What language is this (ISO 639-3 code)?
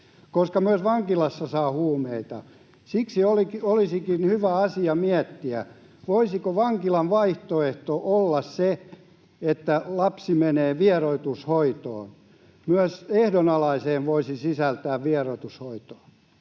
fin